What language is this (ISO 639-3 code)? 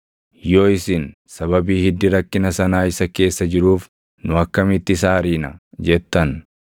orm